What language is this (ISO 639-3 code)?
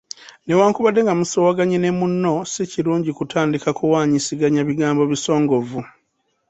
lug